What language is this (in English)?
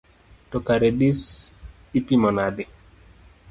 Luo (Kenya and Tanzania)